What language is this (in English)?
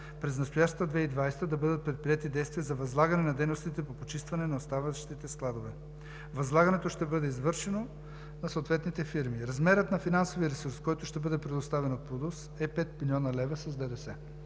Bulgarian